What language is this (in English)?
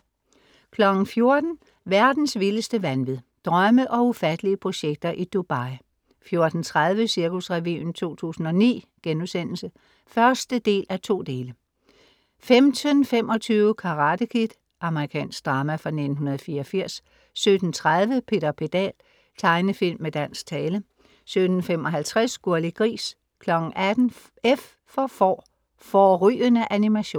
Danish